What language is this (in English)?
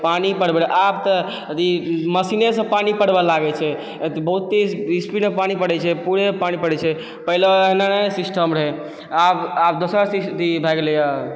Maithili